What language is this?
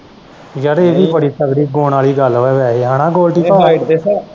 Punjabi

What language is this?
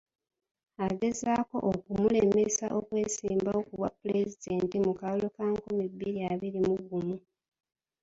Ganda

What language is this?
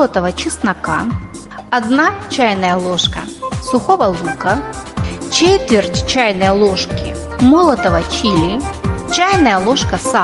Russian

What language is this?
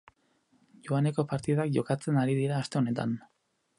Basque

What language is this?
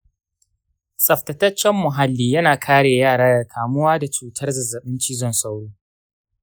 Hausa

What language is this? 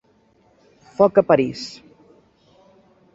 Catalan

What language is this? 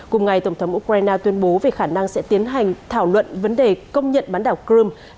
Vietnamese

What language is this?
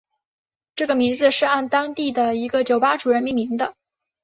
Chinese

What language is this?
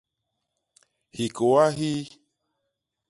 Basaa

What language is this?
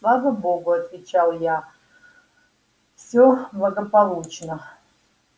Russian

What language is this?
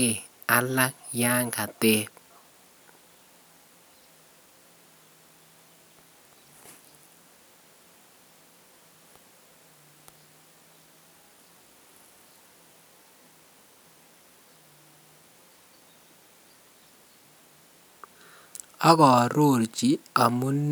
Kalenjin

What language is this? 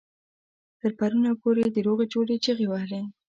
Pashto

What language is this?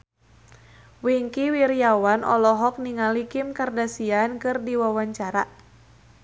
Sundanese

